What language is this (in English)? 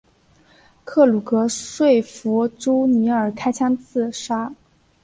Chinese